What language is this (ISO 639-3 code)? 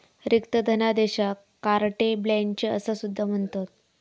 mar